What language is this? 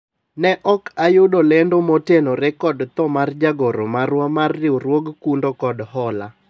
Luo (Kenya and Tanzania)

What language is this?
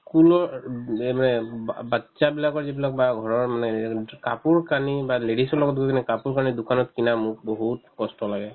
Assamese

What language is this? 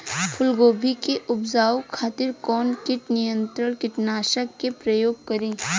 Bhojpuri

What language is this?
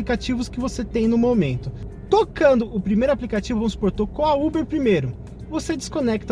Portuguese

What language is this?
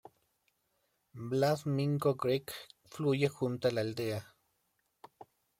Spanish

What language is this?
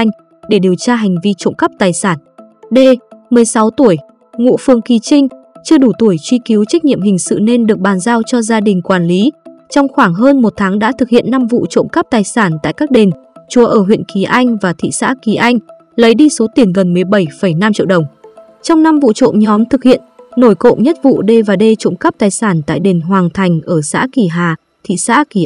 Vietnamese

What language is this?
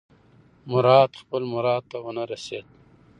Pashto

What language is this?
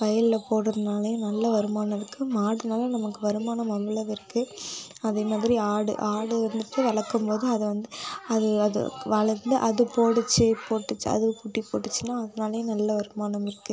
Tamil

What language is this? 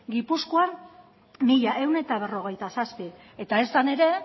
Basque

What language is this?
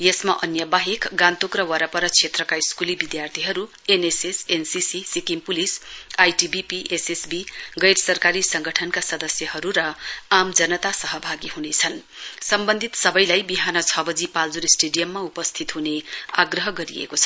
Nepali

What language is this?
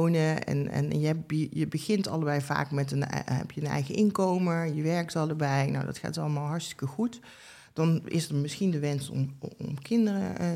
Dutch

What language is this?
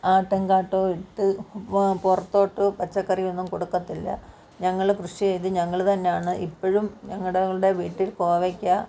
Malayalam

